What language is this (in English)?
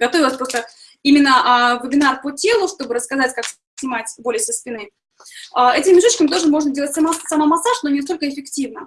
Russian